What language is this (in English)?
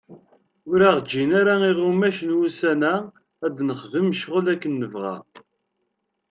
Kabyle